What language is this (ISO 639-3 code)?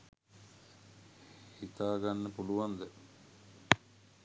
sin